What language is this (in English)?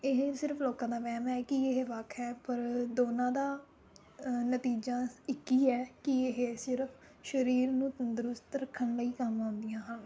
Punjabi